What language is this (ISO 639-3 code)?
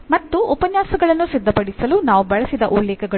kan